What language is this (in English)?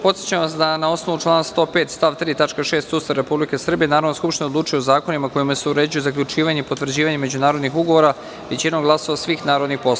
Serbian